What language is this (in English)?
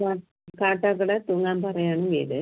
Malayalam